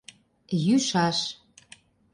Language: Mari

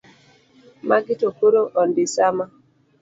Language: Luo (Kenya and Tanzania)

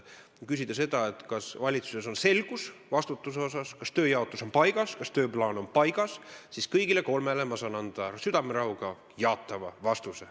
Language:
Estonian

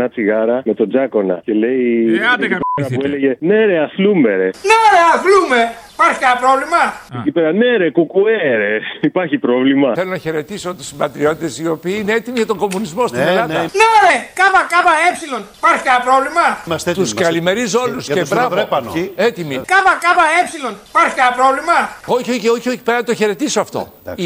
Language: Greek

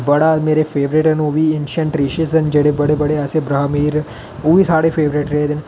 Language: Dogri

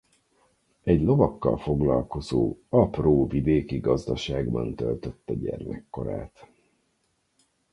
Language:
Hungarian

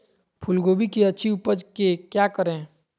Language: Magahi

